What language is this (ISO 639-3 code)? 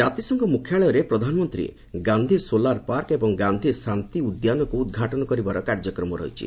ori